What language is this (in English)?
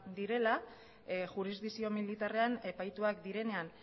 Basque